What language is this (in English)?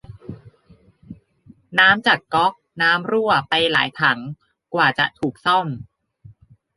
Thai